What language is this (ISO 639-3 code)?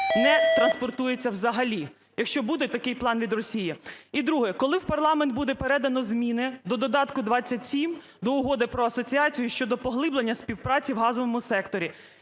ukr